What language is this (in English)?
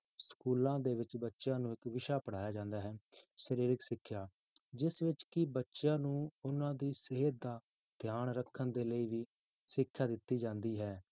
Punjabi